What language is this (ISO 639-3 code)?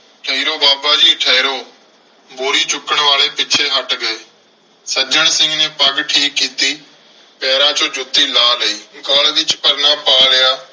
pan